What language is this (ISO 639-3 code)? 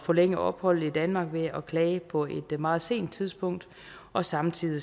dan